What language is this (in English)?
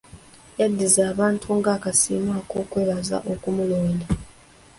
Ganda